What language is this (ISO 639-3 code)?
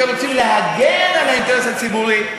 heb